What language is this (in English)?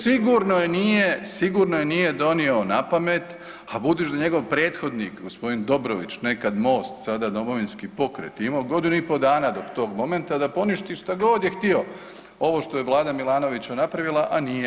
Croatian